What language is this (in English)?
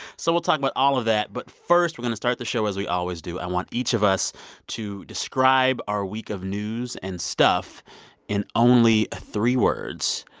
English